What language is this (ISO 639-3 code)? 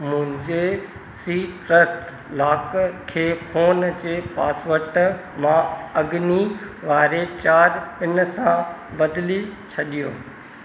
snd